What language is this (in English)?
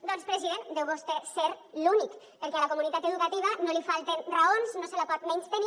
Catalan